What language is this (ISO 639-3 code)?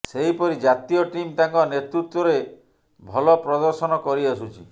ori